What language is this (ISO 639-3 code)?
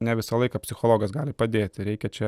lit